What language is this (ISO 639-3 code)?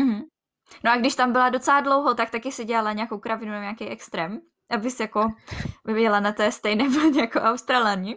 ces